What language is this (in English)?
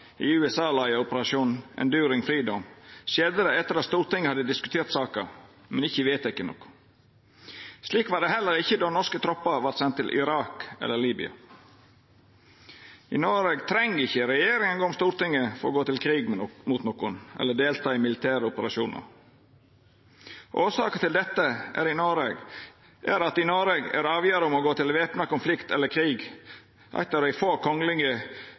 Norwegian Nynorsk